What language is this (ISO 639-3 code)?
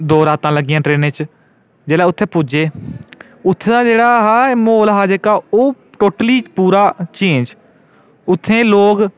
doi